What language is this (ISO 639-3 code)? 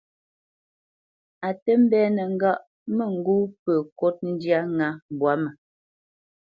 bce